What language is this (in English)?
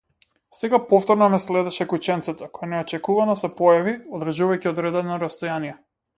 Macedonian